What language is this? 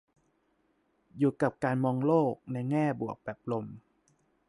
Thai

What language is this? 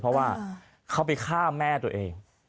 Thai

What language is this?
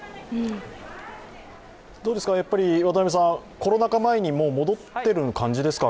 Japanese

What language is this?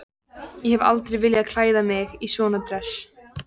Icelandic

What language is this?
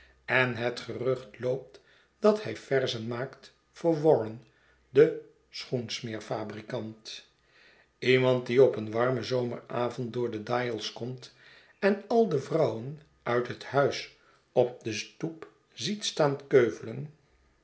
Dutch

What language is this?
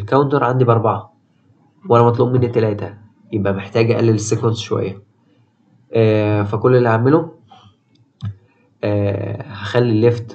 Arabic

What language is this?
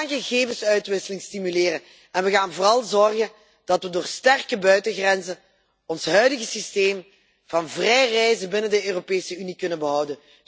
Dutch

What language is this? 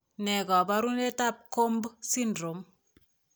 Kalenjin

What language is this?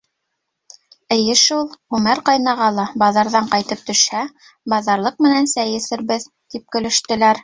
Bashkir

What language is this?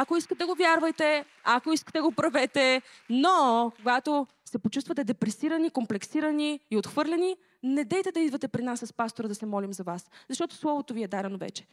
Bulgarian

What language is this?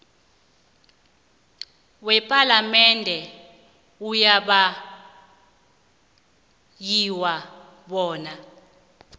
South Ndebele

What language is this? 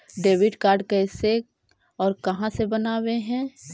Magahi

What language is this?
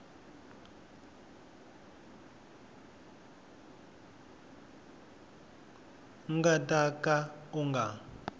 Tsonga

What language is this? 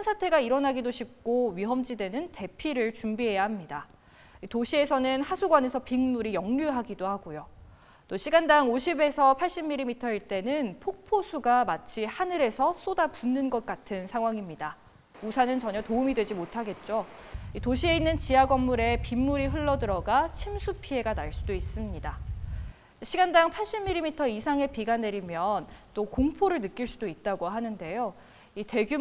Korean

